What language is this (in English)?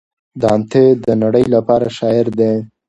Pashto